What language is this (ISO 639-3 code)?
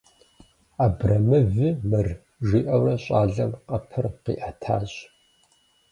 kbd